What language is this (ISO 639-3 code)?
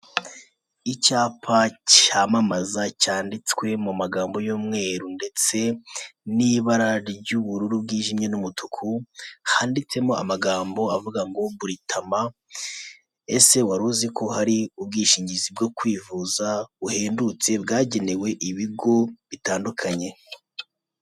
kin